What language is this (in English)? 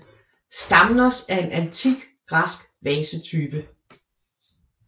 Danish